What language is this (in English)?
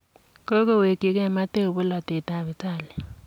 Kalenjin